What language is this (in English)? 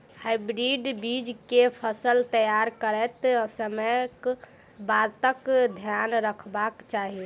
Maithili